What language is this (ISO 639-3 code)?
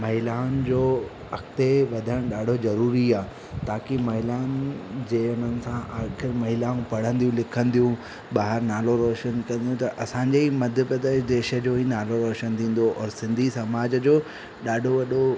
snd